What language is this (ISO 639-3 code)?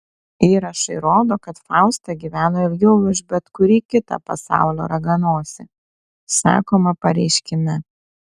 lit